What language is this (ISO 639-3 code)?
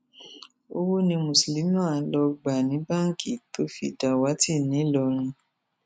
yor